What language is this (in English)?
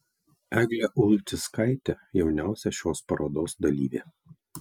Lithuanian